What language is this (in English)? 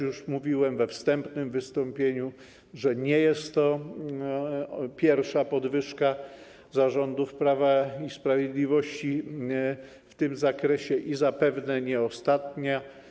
Polish